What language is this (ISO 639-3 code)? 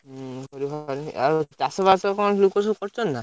ori